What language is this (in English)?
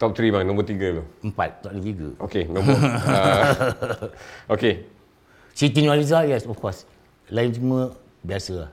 Malay